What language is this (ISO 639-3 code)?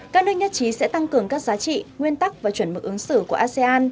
vie